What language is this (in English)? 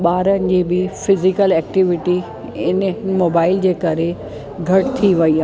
Sindhi